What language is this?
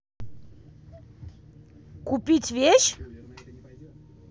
Russian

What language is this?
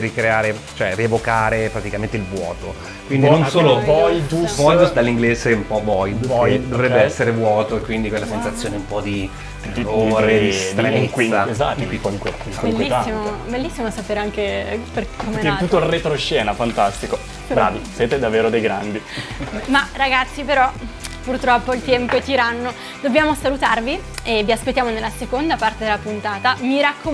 Italian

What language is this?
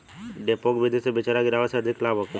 Bhojpuri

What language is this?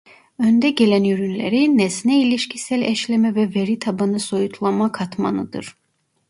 Turkish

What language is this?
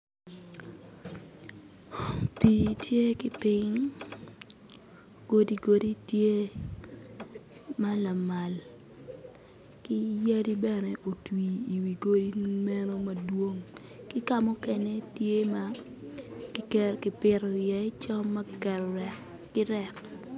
Acoli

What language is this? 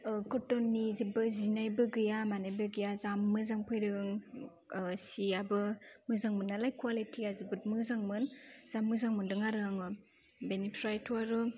Bodo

